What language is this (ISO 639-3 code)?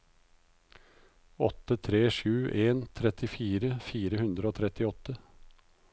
nor